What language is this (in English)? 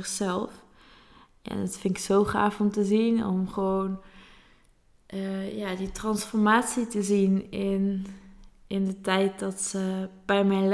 Dutch